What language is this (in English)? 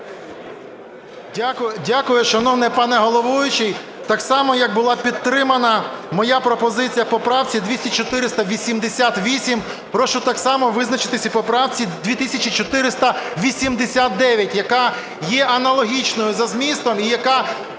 Ukrainian